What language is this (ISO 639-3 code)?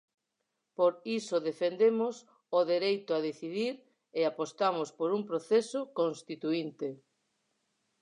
glg